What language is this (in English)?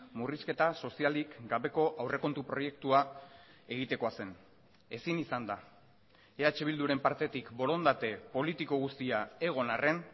Basque